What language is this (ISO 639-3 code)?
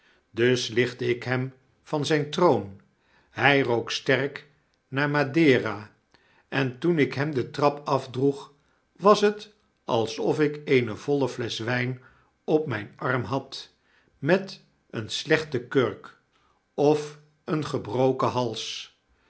nld